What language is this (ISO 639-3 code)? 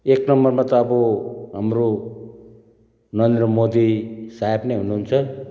nep